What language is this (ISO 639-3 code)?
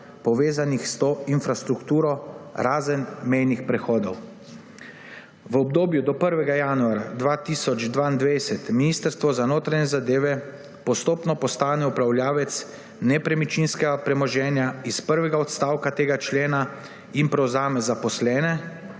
slv